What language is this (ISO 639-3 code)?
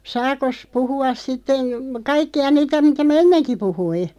fin